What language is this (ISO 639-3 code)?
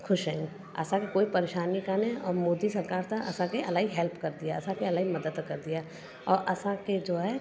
snd